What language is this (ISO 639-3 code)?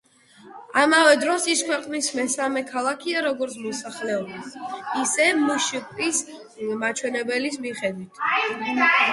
kat